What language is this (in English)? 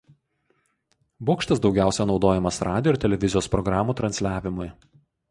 Lithuanian